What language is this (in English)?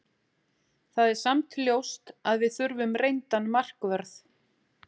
Icelandic